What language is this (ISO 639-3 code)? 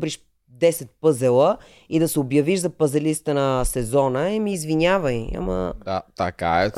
bul